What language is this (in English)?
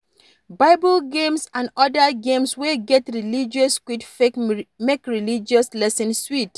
Nigerian Pidgin